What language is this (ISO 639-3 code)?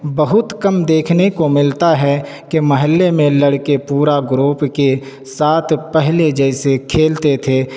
urd